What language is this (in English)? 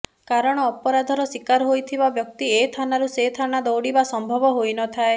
Odia